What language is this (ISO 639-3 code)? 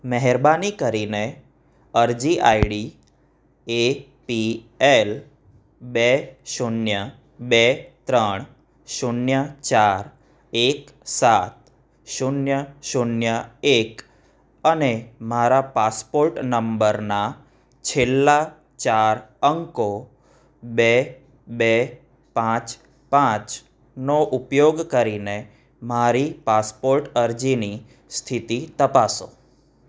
guj